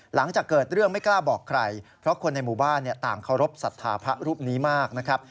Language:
Thai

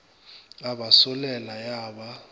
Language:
Northern Sotho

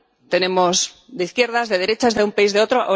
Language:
Spanish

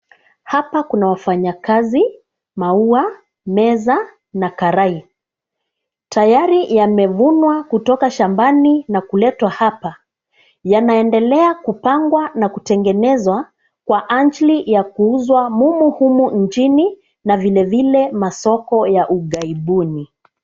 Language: Swahili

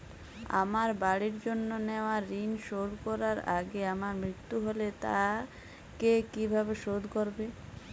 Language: Bangla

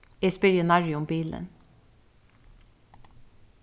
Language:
Faroese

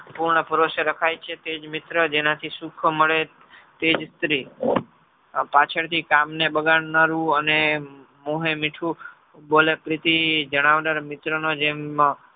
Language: Gujarati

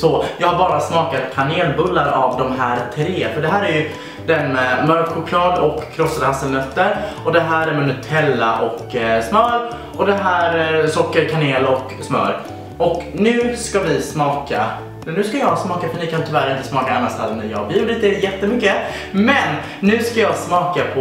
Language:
Swedish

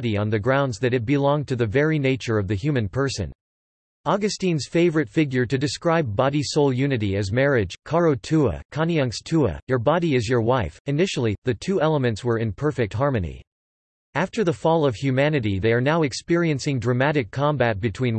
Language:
English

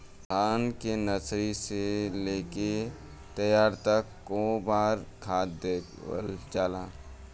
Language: Bhojpuri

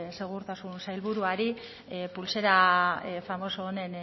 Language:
Basque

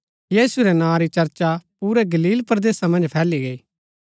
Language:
Gaddi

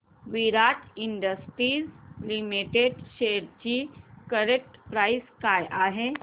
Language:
Marathi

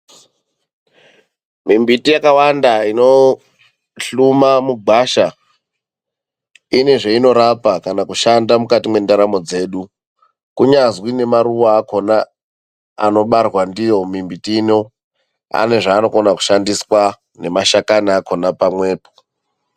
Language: Ndau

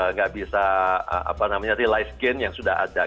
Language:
Indonesian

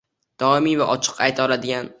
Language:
Uzbek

